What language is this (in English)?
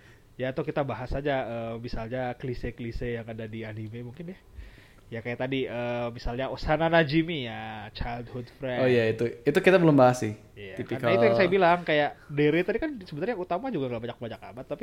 Indonesian